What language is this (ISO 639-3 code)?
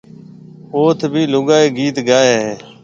mve